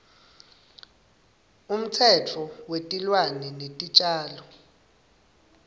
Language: Swati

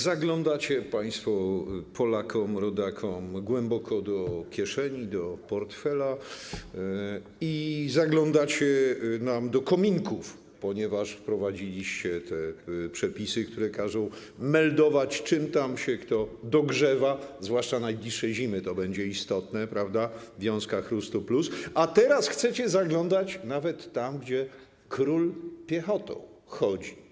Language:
Polish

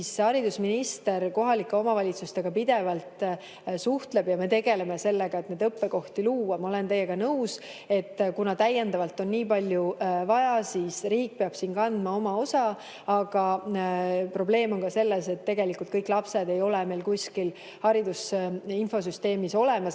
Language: Estonian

